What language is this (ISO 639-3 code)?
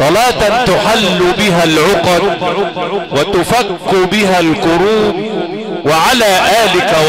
ara